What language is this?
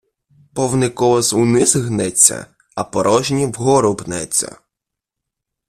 Ukrainian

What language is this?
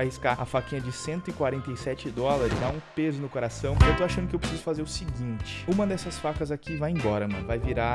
Portuguese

